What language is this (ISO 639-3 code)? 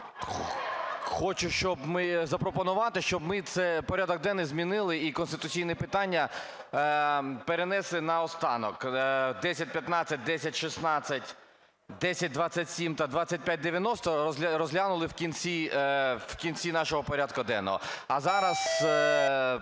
ukr